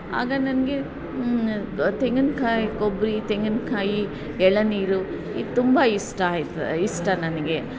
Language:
Kannada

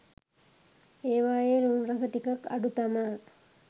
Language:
Sinhala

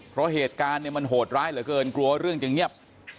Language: Thai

